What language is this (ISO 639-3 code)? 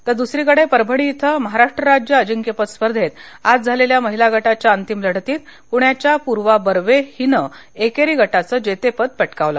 mar